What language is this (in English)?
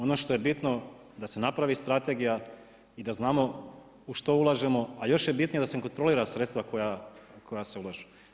Croatian